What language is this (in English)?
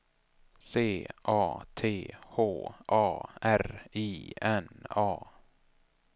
Swedish